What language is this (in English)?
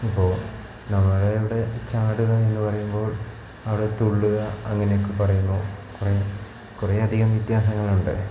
Malayalam